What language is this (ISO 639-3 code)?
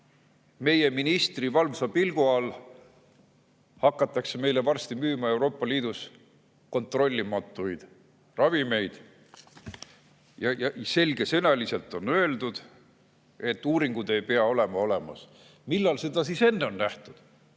est